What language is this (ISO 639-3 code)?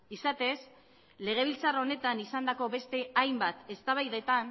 eus